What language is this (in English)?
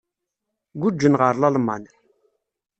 Kabyle